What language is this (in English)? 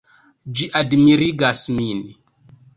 Esperanto